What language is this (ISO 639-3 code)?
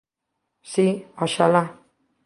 glg